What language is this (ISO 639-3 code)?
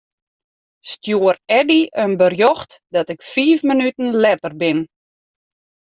fry